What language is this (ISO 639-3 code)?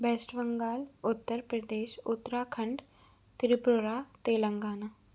hin